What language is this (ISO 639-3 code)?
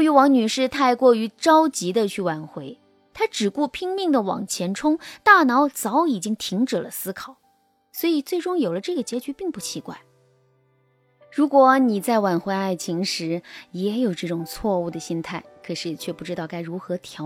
zho